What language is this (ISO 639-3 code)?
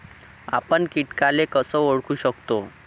mar